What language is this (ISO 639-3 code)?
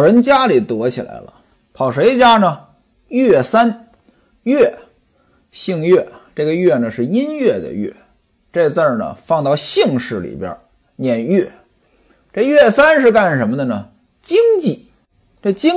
zho